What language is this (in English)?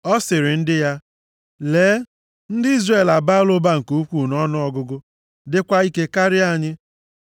Igbo